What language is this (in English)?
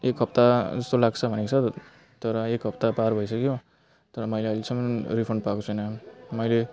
Nepali